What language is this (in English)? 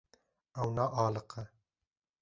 Kurdish